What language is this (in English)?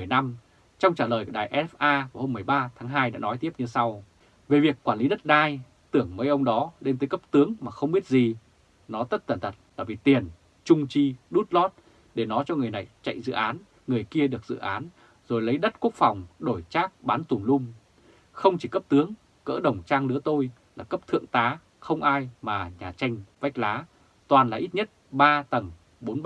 Vietnamese